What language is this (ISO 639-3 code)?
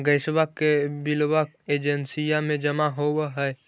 mag